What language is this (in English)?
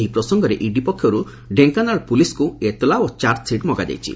Odia